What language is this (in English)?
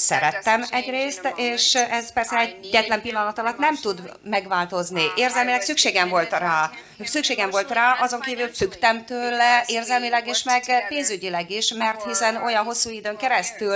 Hungarian